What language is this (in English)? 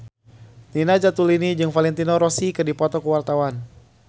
Sundanese